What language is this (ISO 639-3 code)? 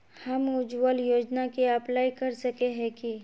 mag